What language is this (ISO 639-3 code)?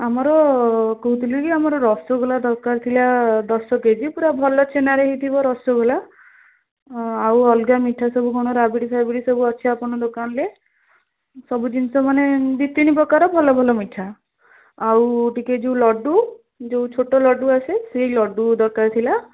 ori